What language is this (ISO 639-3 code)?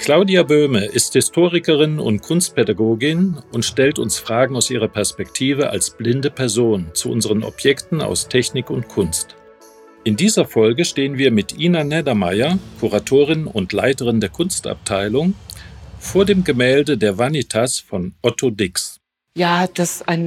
deu